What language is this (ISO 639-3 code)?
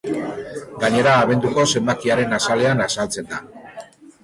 eus